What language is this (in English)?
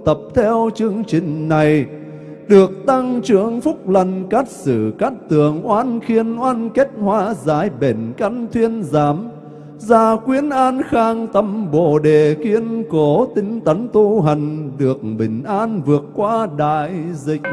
Vietnamese